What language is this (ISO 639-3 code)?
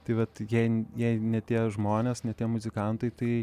lit